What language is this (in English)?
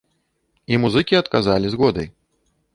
Belarusian